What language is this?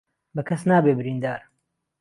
Central Kurdish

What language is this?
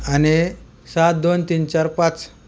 Marathi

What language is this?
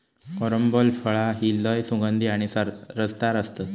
Marathi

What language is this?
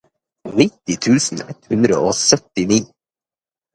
Norwegian Bokmål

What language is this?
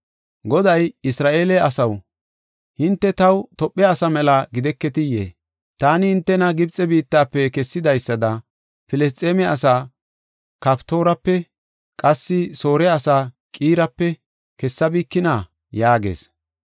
Gofa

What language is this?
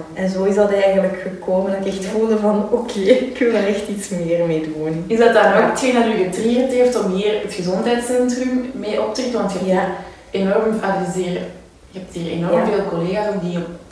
Dutch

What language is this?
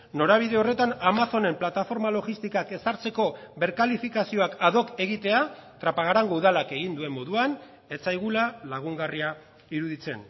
Basque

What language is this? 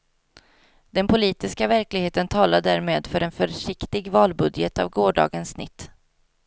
Swedish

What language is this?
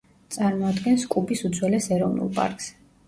Georgian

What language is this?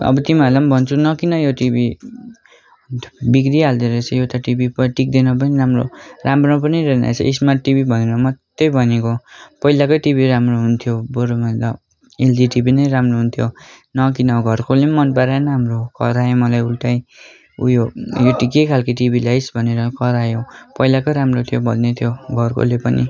Nepali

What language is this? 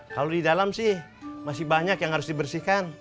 Indonesian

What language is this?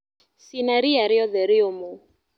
Kikuyu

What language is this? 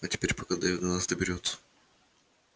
Russian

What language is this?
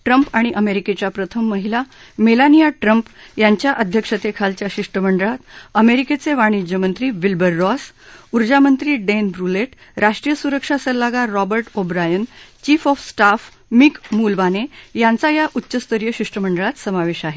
Marathi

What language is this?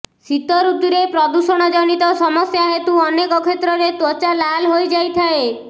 Odia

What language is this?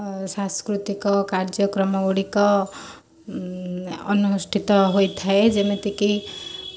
Odia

